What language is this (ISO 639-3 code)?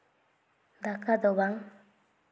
sat